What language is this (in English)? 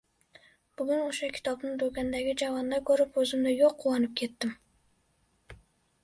Uzbek